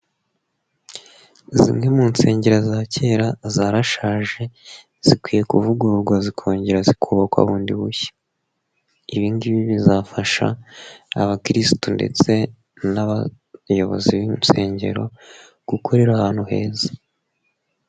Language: Kinyarwanda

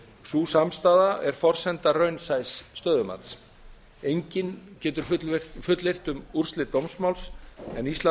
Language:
Icelandic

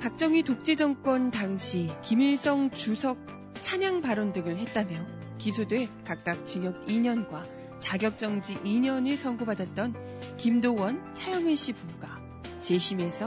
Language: Korean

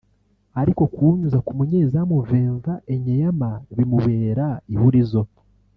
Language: Kinyarwanda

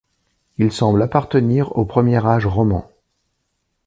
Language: French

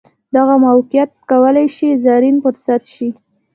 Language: Pashto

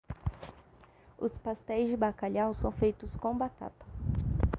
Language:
Portuguese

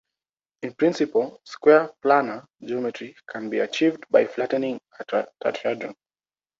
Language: English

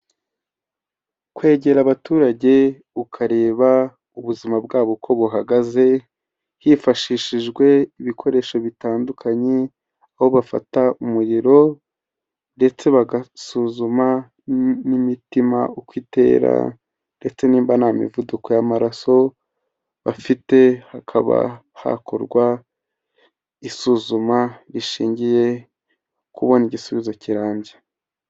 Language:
Kinyarwanda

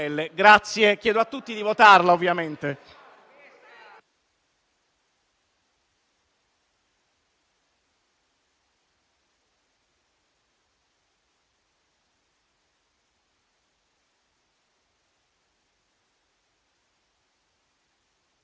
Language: Italian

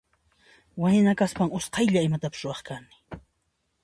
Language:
Puno Quechua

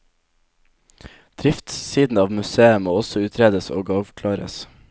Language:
Norwegian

